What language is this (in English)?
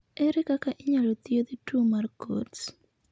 Luo (Kenya and Tanzania)